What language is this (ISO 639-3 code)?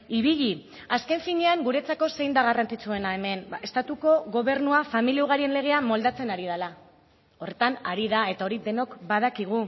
eus